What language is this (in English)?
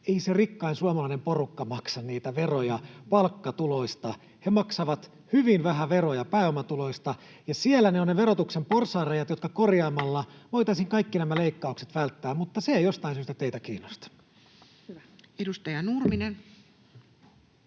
Finnish